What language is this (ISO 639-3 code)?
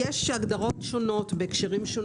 heb